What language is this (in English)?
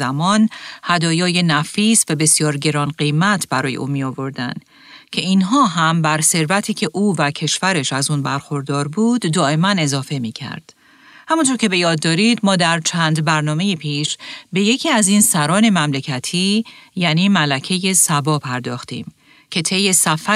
Persian